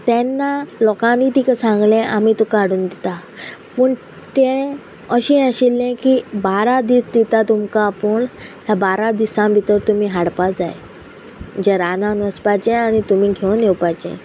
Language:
Konkani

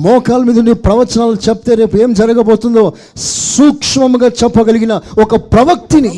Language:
Telugu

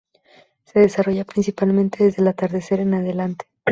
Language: Spanish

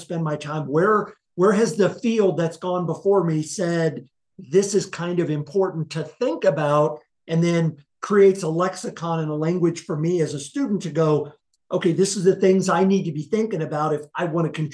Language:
English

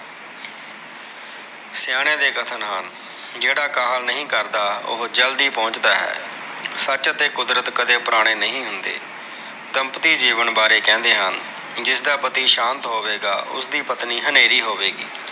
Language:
Punjabi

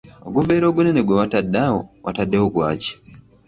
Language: Ganda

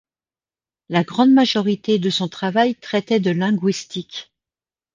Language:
French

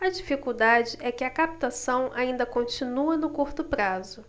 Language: Portuguese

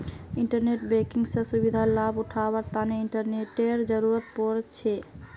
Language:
Magahi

